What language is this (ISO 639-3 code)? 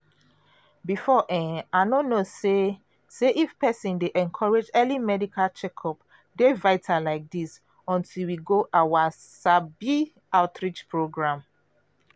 pcm